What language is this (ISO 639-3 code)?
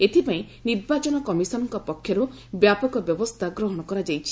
ori